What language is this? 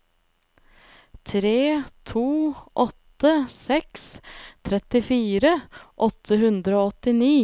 Norwegian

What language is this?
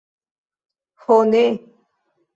Esperanto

